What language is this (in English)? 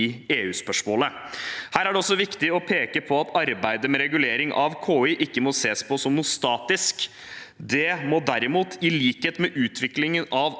Norwegian